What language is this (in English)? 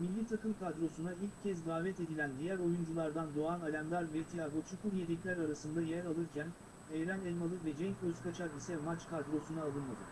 Turkish